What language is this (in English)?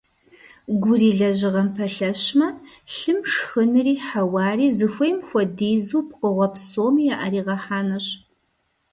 Kabardian